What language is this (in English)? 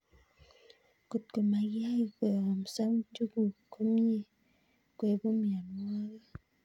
Kalenjin